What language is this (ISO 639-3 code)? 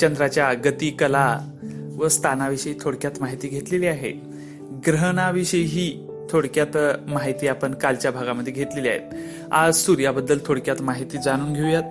mar